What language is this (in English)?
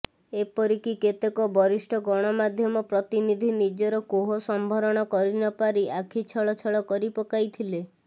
Odia